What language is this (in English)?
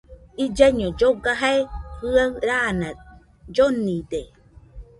Nüpode Huitoto